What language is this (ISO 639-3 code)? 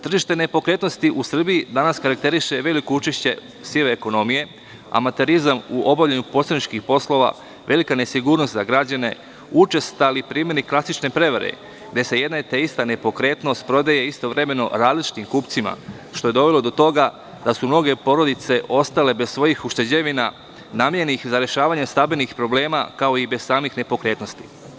srp